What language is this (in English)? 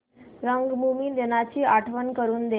Marathi